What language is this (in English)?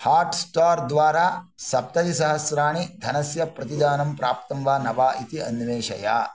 Sanskrit